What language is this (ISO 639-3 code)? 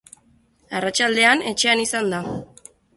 eus